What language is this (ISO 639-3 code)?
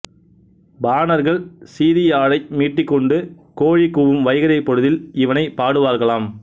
tam